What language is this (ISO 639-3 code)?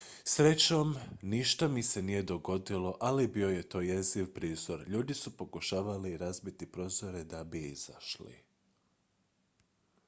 hrv